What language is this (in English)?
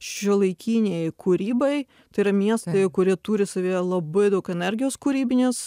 Lithuanian